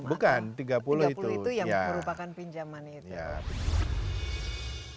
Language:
Indonesian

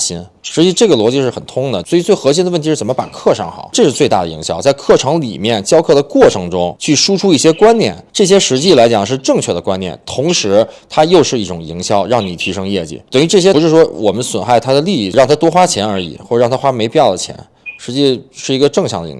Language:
Chinese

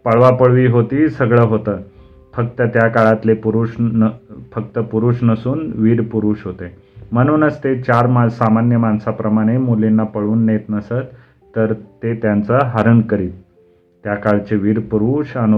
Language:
Marathi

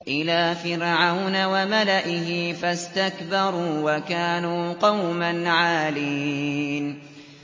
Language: Arabic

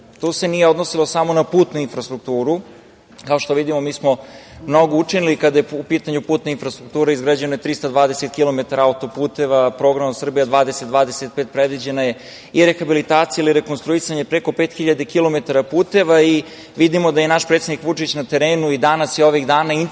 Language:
Serbian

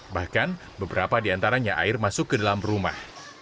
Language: Indonesian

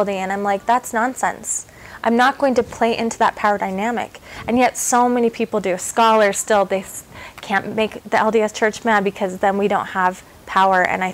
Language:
English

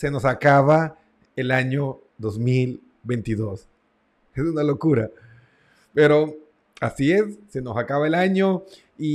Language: Spanish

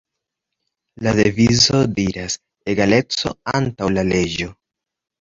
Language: Esperanto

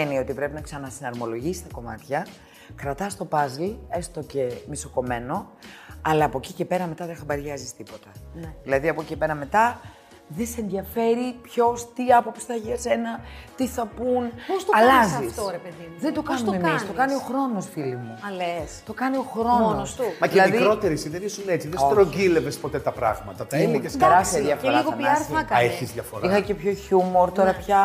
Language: Greek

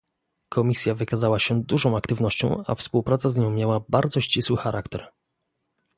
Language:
Polish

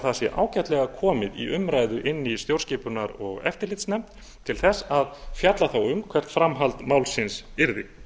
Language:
Icelandic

